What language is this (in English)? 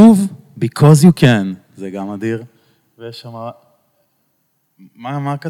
Hebrew